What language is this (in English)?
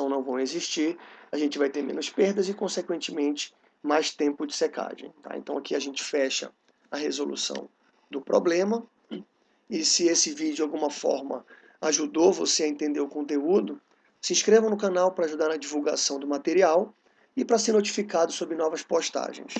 Portuguese